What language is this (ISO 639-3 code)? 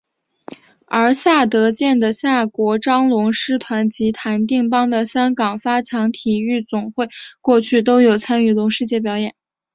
zho